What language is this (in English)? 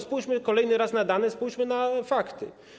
Polish